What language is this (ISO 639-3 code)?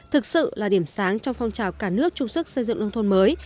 vie